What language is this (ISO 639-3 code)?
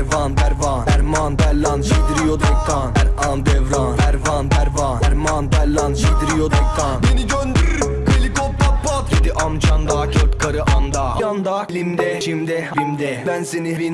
tur